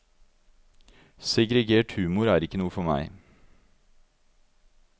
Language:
Norwegian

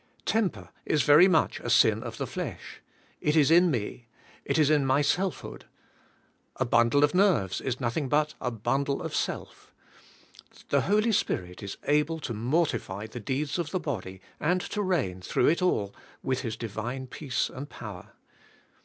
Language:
English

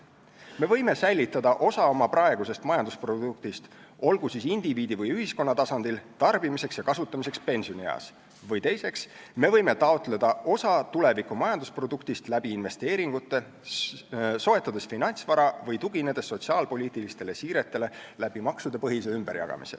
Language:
Estonian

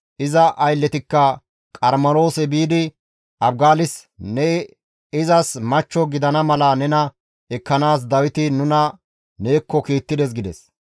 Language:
Gamo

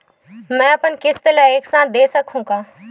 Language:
Chhattisgarhi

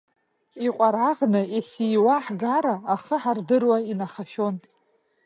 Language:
Abkhazian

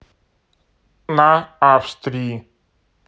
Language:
Russian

